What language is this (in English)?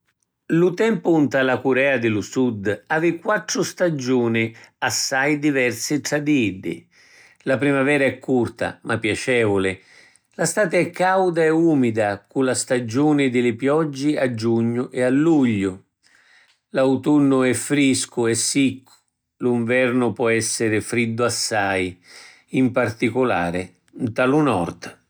Sicilian